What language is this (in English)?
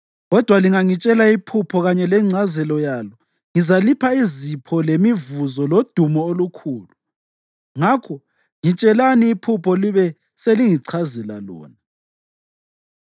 North Ndebele